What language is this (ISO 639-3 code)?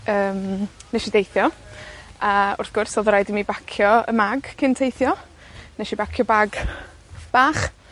cym